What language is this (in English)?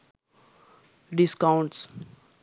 Sinhala